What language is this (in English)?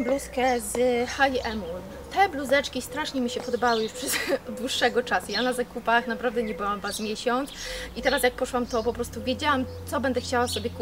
Polish